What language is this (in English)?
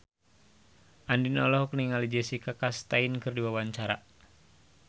Sundanese